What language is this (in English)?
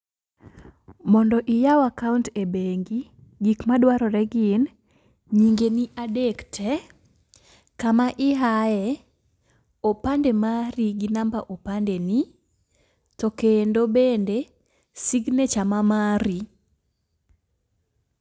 Luo (Kenya and Tanzania)